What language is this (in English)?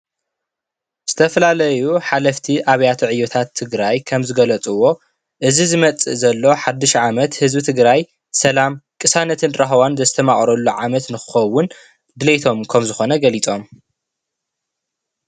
Tigrinya